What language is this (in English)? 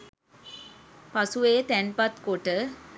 Sinhala